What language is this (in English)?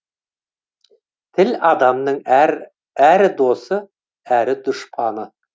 Kazakh